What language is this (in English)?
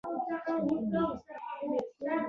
Pashto